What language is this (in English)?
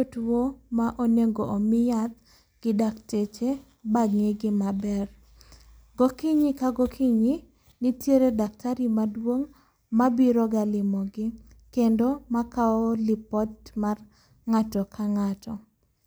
Luo (Kenya and Tanzania)